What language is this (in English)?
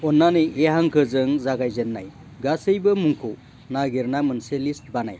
Bodo